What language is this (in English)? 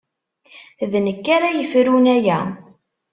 Kabyle